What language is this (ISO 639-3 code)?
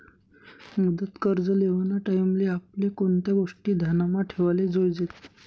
mar